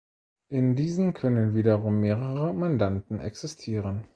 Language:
German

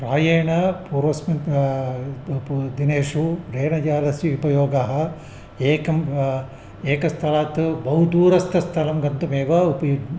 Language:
Sanskrit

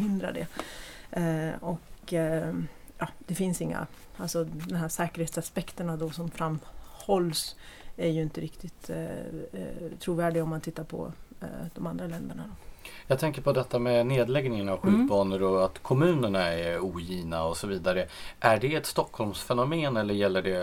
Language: Swedish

